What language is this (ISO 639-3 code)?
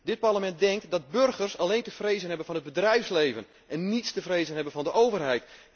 nld